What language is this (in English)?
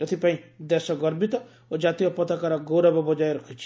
Odia